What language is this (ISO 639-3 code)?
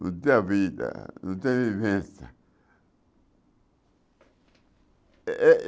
por